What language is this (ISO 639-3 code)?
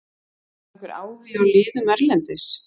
isl